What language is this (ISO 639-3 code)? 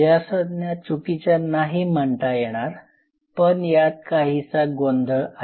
mar